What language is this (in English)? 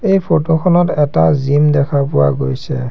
Assamese